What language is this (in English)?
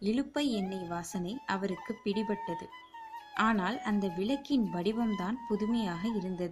Tamil